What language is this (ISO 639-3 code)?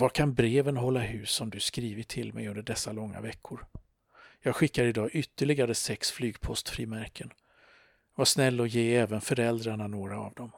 swe